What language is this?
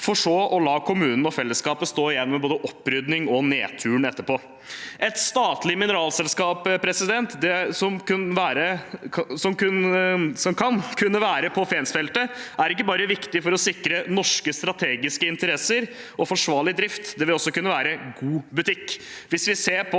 Norwegian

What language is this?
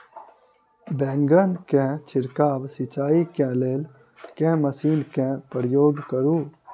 Maithili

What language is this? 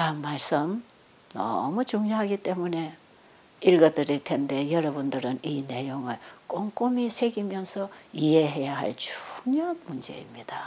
Korean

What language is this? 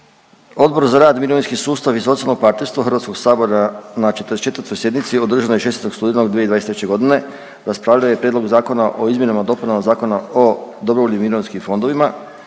Croatian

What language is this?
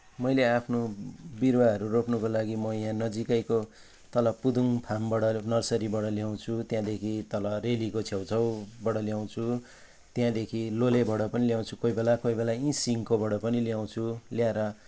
Nepali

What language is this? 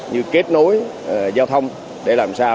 Vietnamese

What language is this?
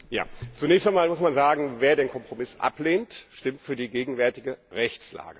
German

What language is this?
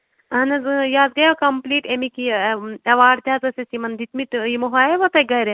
Kashmiri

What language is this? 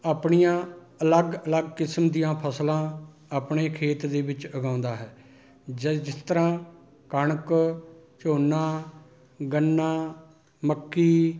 Punjabi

